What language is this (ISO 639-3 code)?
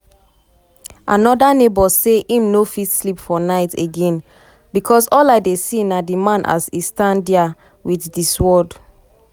pcm